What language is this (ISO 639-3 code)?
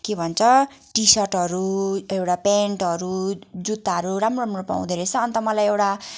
nep